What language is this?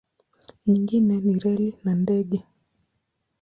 Swahili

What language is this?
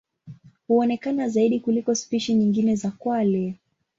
Swahili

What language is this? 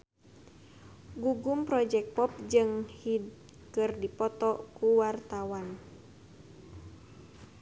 Sundanese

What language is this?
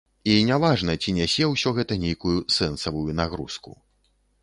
Belarusian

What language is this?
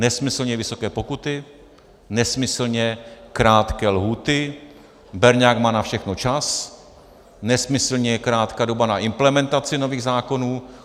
Czech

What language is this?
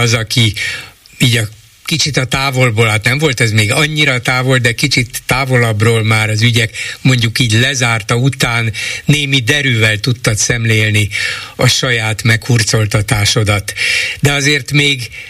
Hungarian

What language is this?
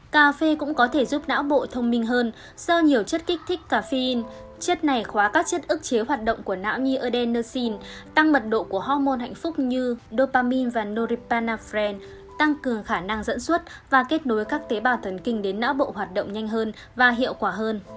Vietnamese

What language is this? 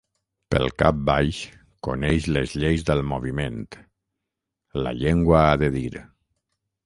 Catalan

